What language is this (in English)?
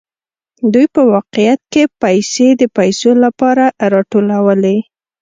Pashto